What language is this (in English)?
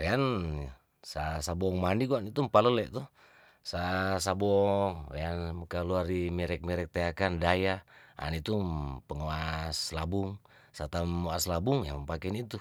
Tondano